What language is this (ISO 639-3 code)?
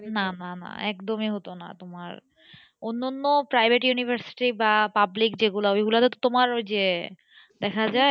ben